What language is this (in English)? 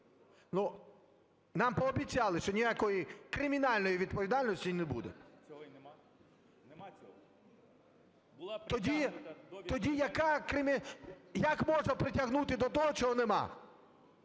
Ukrainian